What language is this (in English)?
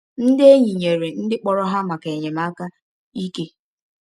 Igbo